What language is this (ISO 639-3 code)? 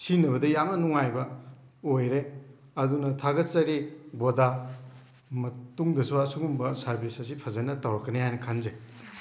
mni